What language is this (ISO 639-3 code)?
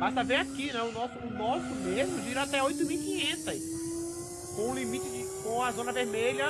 por